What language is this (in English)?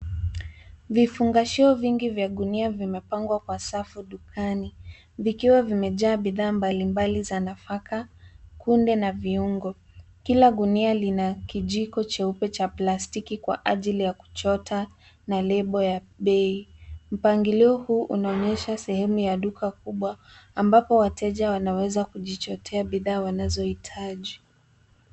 Swahili